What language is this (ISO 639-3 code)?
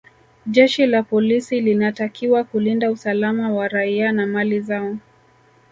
swa